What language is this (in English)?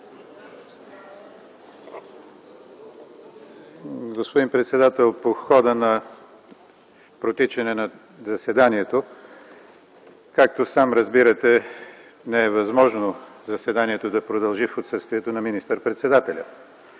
Bulgarian